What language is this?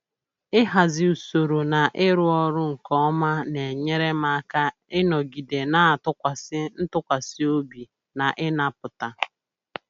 Igbo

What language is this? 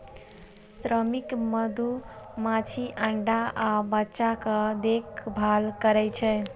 Maithili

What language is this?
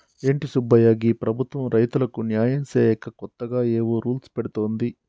Telugu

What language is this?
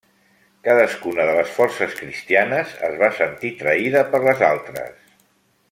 Catalan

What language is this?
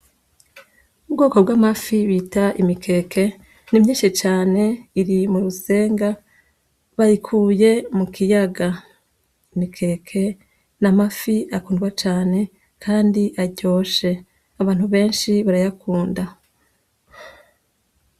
Rundi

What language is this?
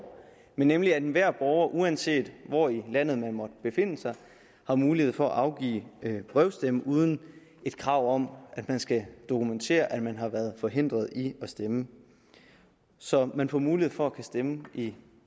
Danish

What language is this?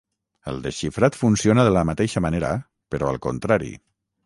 Catalan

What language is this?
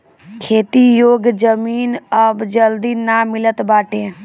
Bhojpuri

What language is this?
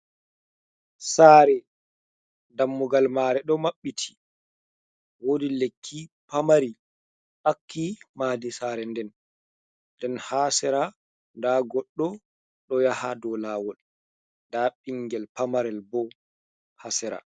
Fula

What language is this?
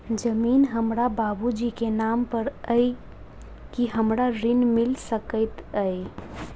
Maithili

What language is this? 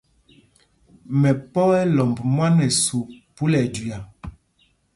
Mpumpong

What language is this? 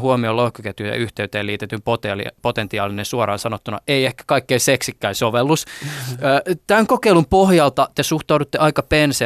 Finnish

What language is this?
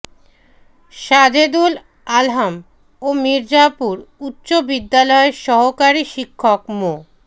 Bangla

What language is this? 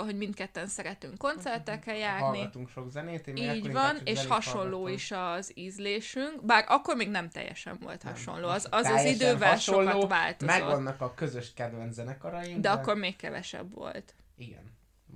Hungarian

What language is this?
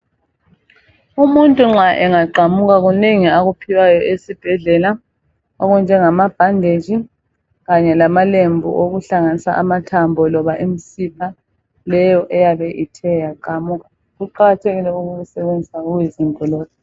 North Ndebele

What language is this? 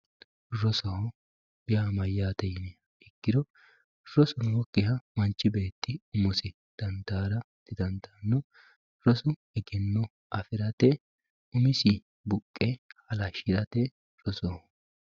Sidamo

